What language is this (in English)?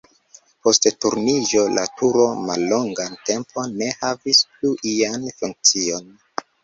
Esperanto